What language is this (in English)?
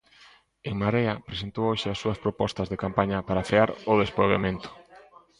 Galician